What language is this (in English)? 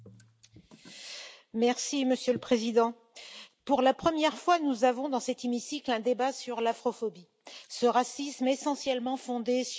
French